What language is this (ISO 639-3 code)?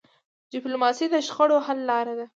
pus